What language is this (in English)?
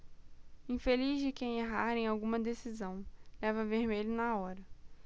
Portuguese